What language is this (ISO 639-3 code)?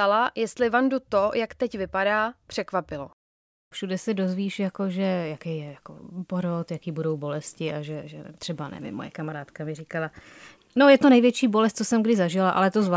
ces